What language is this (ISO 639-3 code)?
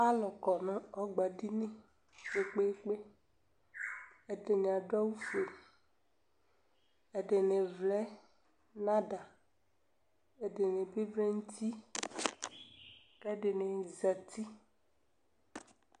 kpo